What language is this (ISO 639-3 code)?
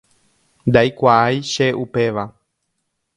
grn